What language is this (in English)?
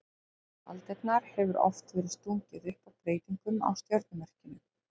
Icelandic